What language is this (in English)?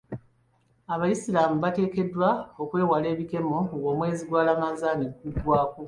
Ganda